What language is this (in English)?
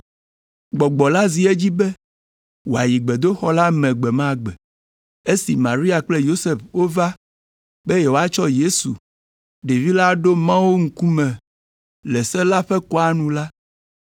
Ewe